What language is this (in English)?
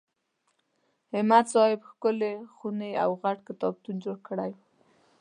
Pashto